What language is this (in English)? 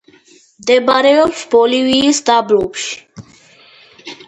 Georgian